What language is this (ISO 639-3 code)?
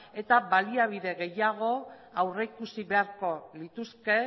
eus